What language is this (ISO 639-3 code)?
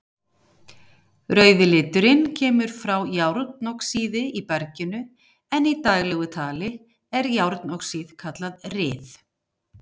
isl